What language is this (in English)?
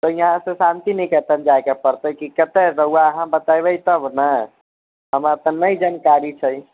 Maithili